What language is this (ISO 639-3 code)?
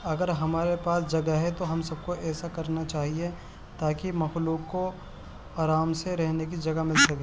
urd